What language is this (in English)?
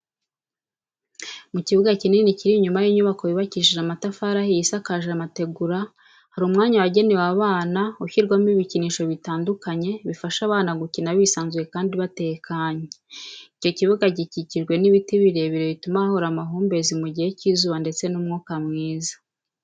Kinyarwanda